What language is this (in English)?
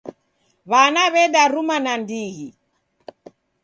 Taita